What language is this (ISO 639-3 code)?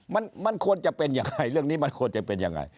tha